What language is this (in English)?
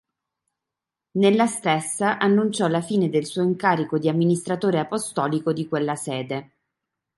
Italian